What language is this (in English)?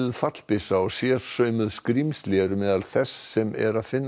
Icelandic